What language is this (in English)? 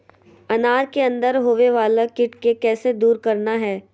Magahi